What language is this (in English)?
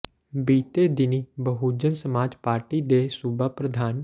Punjabi